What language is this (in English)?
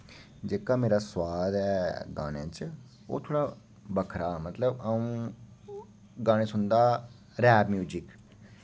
Dogri